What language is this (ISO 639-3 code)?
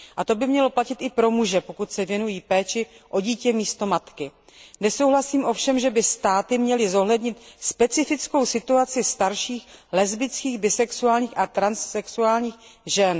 ces